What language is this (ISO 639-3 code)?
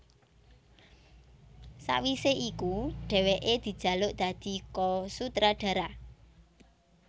jav